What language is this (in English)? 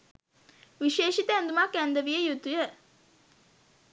Sinhala